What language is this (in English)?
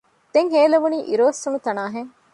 Divehi